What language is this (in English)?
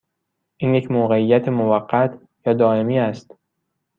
Persian